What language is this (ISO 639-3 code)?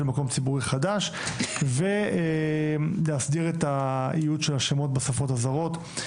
heb